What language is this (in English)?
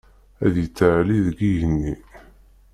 Kabyle